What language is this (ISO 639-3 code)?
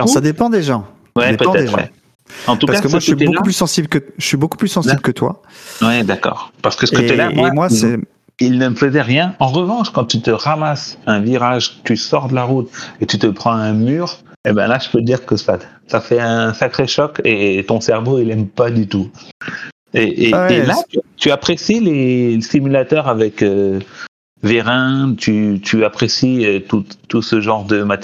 fra